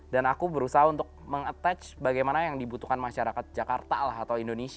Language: Indonesian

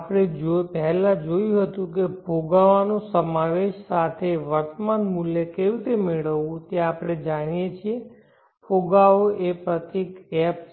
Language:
Gujarati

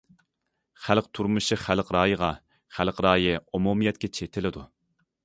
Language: Uyghur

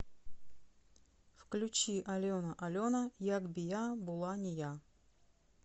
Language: Russian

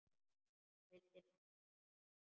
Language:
Icelandic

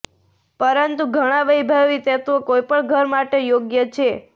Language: Gujarati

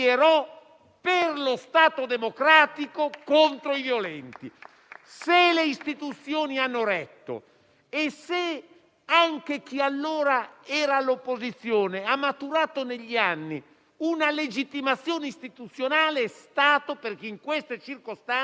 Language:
Italian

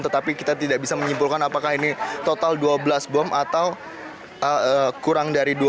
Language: Indonesian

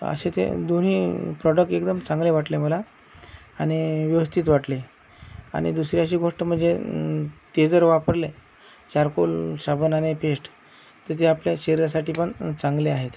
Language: Marathi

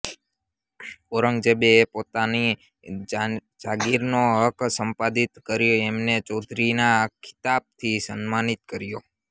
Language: Gujarati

